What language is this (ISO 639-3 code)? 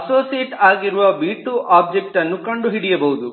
kan